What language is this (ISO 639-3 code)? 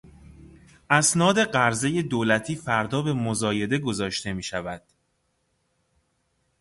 fas